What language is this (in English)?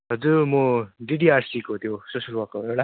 Nepali